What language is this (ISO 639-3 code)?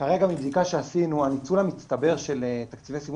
heb